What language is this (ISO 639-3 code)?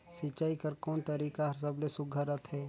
hne